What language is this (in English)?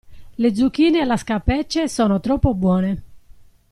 Italian